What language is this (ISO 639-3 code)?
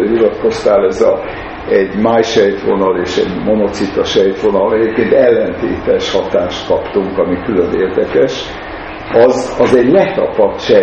hun